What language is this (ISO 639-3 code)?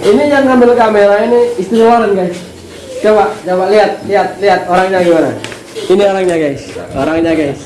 ind